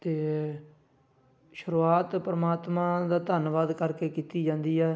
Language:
Punjabi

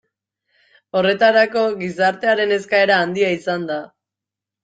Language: Basque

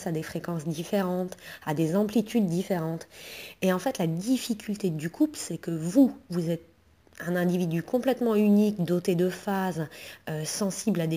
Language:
French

